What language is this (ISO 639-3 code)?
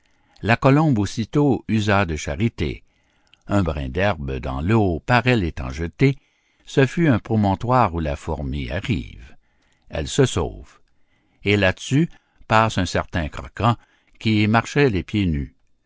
fra